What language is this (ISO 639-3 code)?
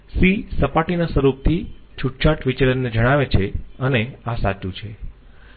guj